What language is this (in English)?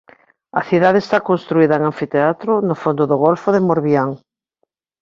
Galician